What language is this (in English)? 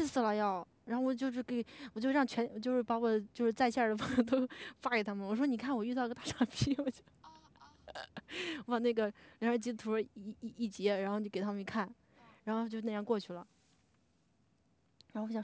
Chinese